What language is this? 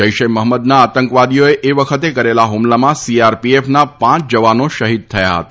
Gujarati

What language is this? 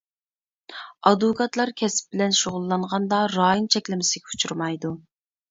Uyghur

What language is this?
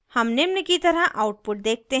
Hindi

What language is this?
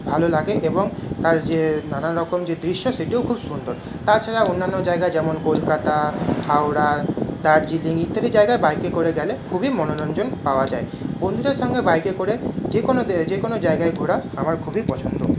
Bangla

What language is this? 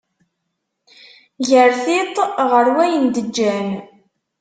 Kabyle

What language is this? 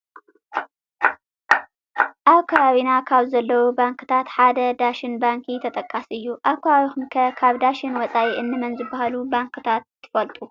Tigrinya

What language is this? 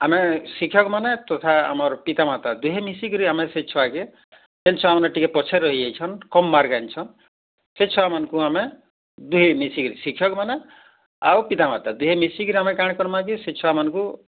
Odia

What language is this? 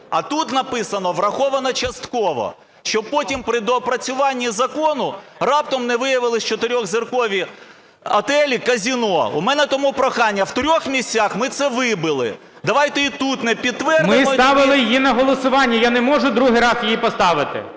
Ukrainian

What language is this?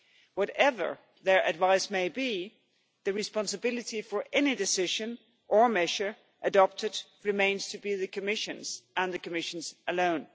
English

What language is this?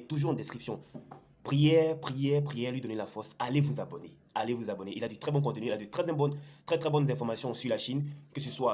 French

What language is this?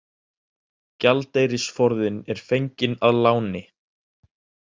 Icelandic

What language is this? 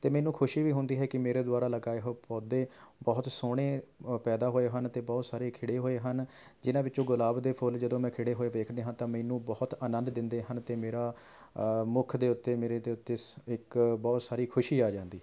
Punjabi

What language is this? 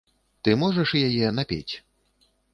Belarusian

